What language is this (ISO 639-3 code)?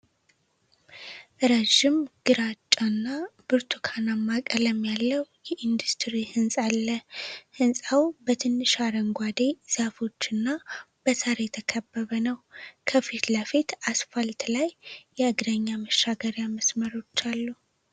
amh